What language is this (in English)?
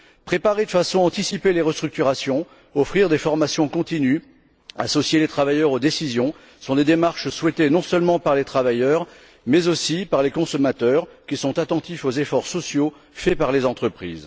French